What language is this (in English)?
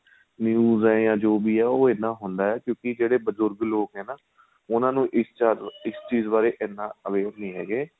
Punjabi